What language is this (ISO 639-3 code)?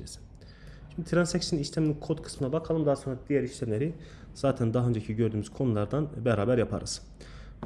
tur